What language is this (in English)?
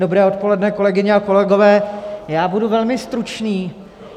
Czech